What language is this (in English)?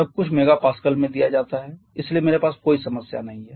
Hindi